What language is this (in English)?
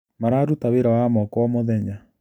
Kikuyu